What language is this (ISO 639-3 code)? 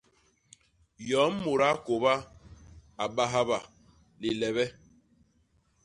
bas